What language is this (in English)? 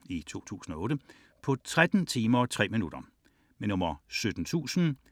Danish